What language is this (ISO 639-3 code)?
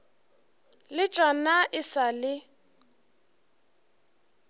nso